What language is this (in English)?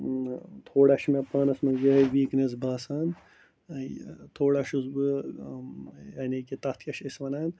Kashmiri